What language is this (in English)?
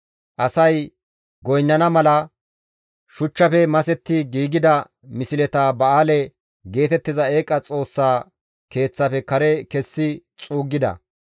Gamo